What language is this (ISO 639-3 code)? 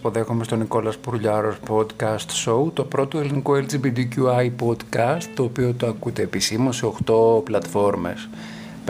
ell